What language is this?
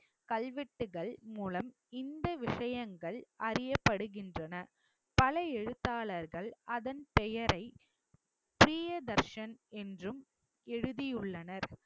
Tamil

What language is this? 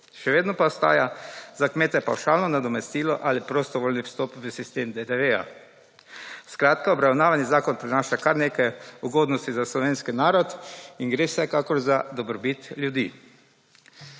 Slovenian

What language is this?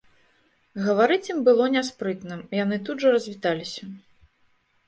Belarusian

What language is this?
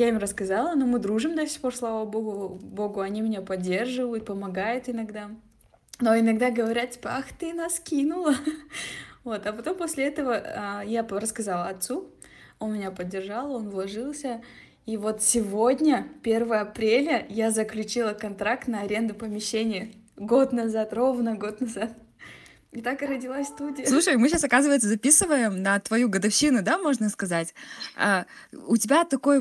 Russian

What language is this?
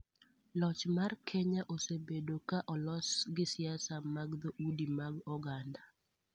Luo (Kenya and Tanzania)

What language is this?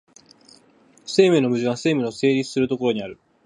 Japanese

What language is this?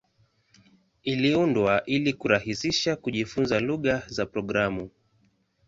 Swahili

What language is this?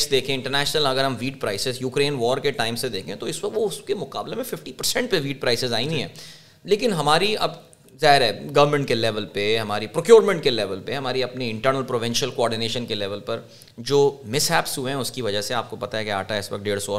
Urdu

